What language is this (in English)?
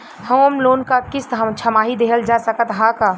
Bhojpuri